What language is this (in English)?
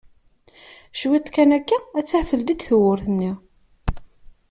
Kabyle